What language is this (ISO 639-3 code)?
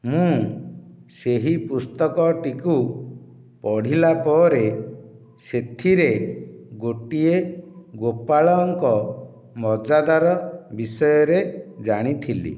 ori